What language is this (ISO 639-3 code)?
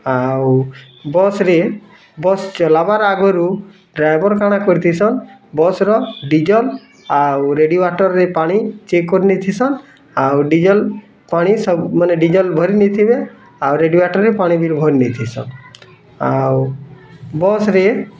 ori